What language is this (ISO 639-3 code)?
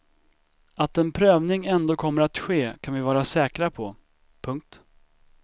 swe